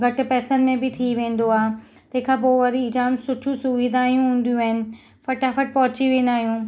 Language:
Sindhi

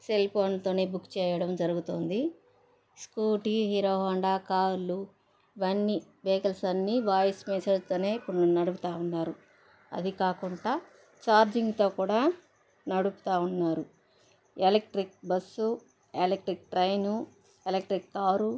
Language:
Telugu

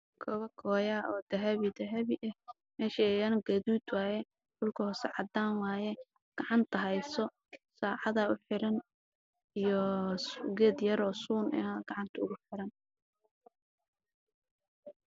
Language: Somali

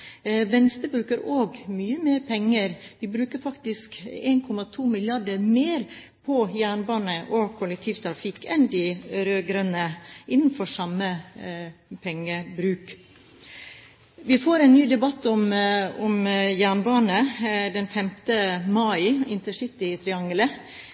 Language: Norwegian Bokmål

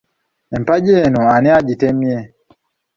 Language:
Ganda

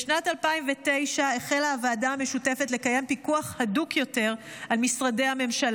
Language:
Hebrew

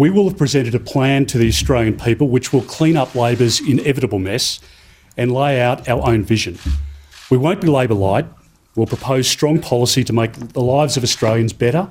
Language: Croatian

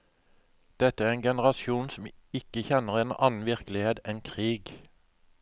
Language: Norwegian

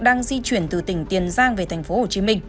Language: Vietnamese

